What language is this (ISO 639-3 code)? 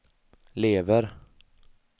swe